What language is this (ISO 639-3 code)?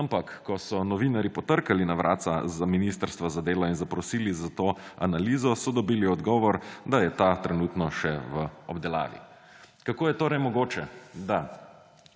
slv